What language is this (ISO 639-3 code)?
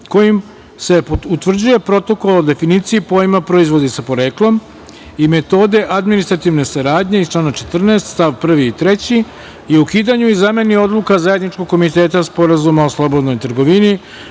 srp